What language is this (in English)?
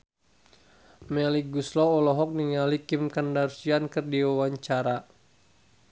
Sundanese